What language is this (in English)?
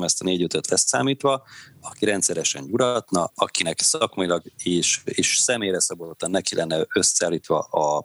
Hungarian